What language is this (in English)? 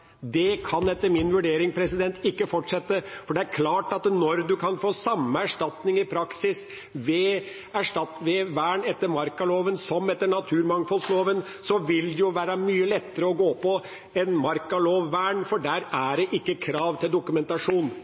Norwegian Bokmål